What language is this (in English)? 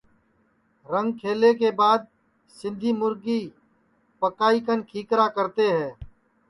Sansi